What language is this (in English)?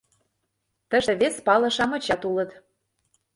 Mari